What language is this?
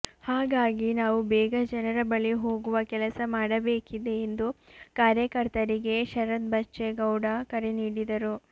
Kannada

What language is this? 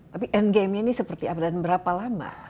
Indonesian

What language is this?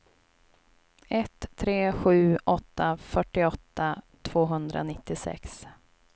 Swedish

